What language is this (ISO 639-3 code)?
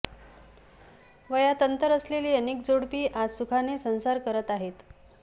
mar